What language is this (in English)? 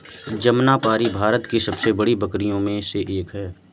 Hindi